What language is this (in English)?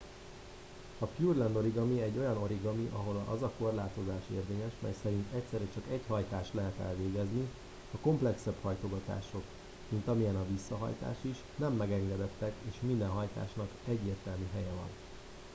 Hungarian